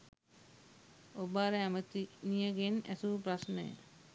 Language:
Sinhala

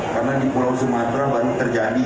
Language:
Indonesian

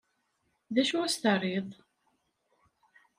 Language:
Kabyle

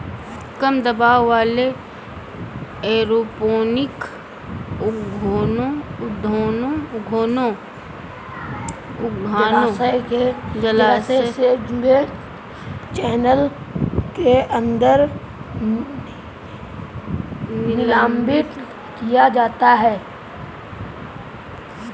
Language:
Hindi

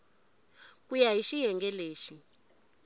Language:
Tsonga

